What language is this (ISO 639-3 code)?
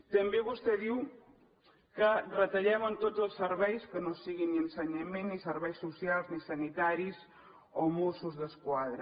cat